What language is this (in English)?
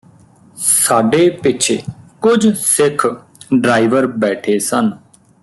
Punjabi